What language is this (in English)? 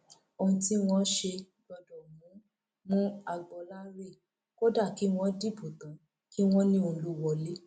Yoruba